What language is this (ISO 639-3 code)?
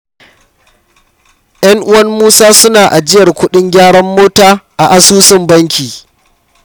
hau